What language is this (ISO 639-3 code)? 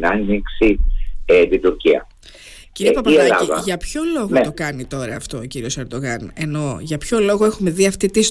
ell